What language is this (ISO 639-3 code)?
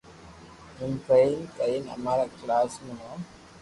lrk